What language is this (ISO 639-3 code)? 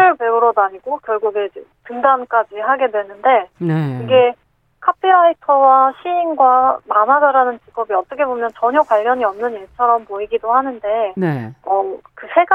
kor